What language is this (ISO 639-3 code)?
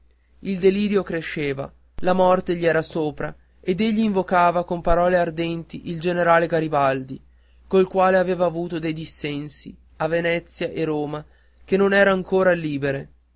ita